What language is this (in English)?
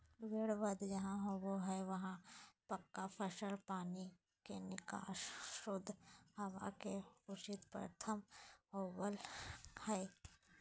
Magahi